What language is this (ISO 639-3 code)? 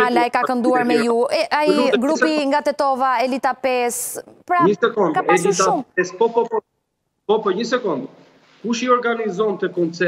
ron